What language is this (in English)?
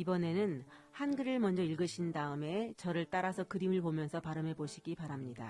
Korean